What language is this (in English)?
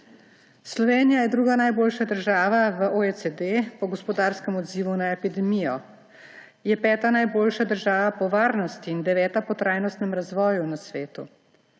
Slovenian